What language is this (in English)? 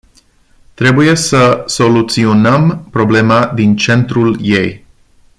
Romanian